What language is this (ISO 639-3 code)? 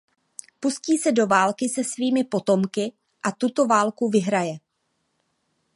ces